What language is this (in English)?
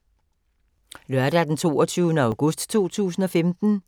Danish